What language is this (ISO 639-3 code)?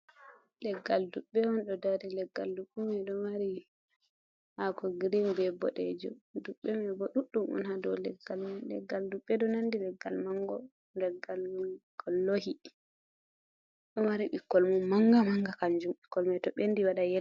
ful